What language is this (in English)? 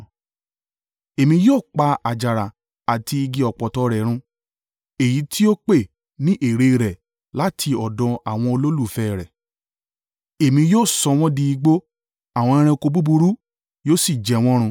Yoruba